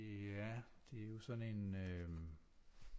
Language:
Danish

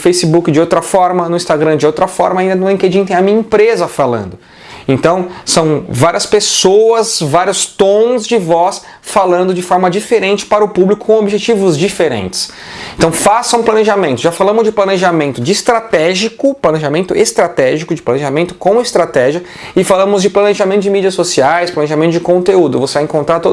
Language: Portuguese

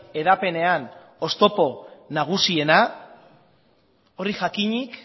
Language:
Basque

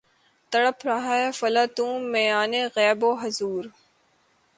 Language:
Urdu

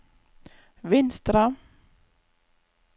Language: Norwegian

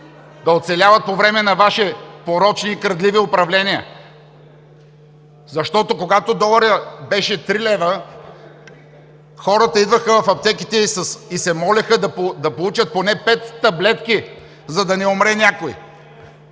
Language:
Bulgarian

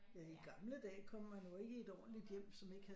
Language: Danish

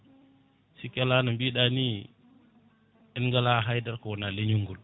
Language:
Fula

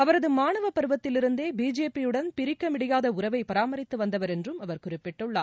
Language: Tamil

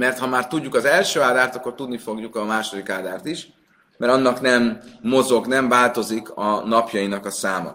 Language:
Hungarian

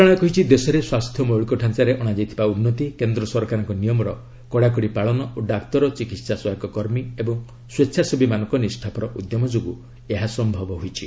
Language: Odia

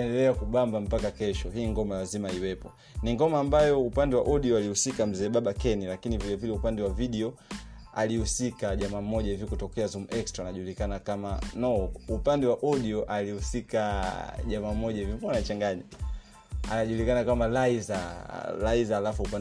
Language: Swahili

